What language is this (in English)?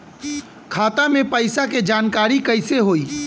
Bhojpuri